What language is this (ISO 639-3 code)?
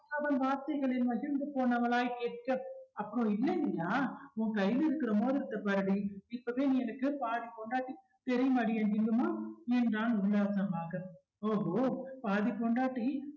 tam